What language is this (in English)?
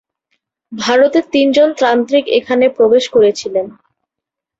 Bangla